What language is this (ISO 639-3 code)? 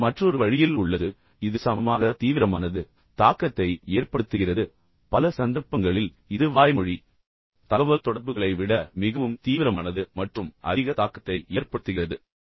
tam